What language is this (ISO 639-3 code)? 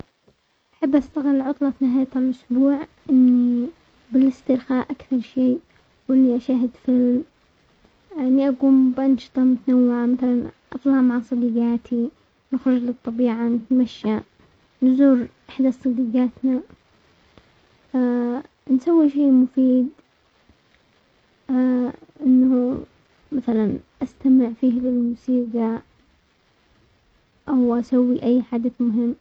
acx